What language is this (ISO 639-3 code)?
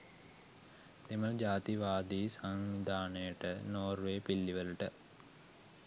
sin